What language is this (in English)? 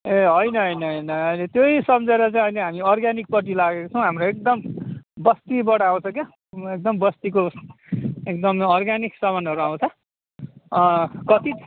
Nepali